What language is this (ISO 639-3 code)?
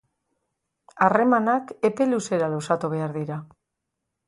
eus